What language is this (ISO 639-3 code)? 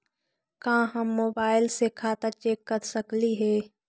mag